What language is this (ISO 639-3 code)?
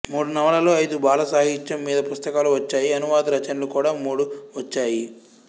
tel